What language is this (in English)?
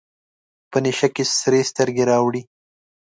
Pashto